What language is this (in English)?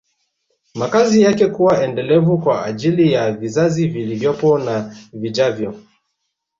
Swahili